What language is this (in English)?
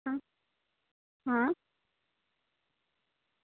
Gujarati